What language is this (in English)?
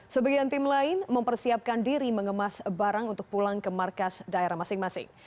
Indonesian